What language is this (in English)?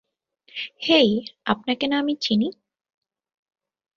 Bangla